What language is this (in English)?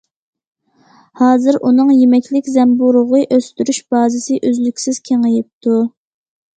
Uyghur